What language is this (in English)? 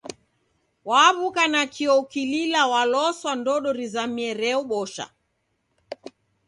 Taita